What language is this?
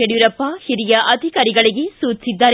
Kannada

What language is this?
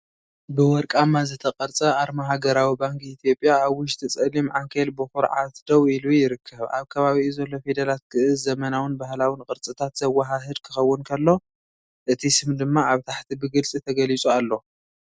Tigrinya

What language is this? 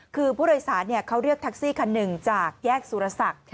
Thai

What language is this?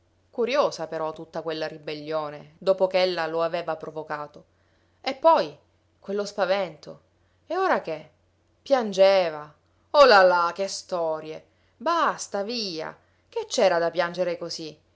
Italian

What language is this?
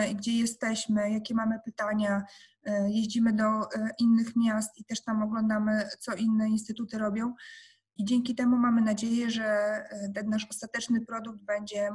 Polish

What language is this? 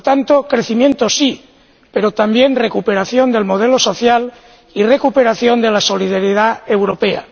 Spanish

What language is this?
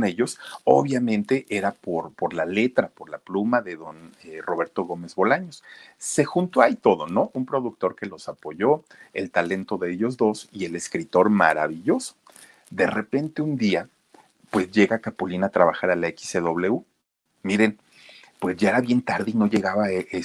Spanish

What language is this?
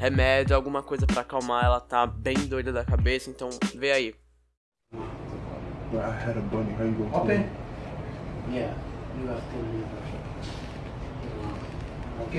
Portuguese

